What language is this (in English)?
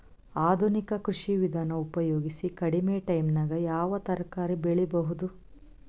Kannada